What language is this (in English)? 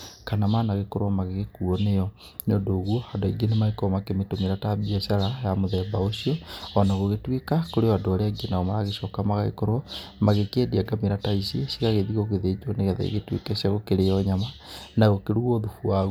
Kikuyu